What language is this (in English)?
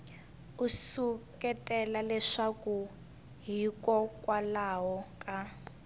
Tsonga